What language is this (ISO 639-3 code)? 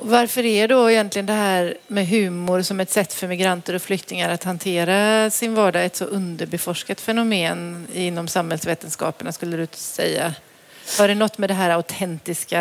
swe